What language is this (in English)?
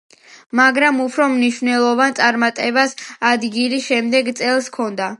Georgian